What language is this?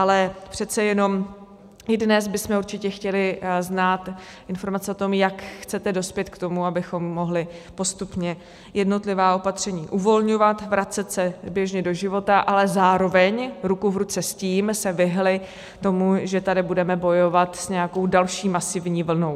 Czech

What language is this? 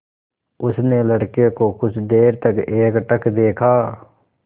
Hindi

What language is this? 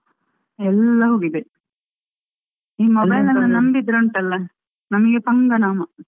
Kannada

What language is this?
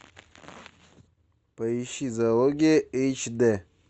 Russian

